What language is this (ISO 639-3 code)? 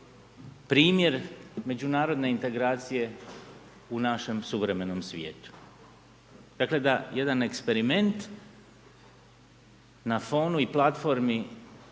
hrv